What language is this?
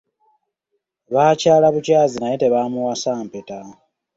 Ganda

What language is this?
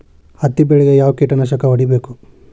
Kannada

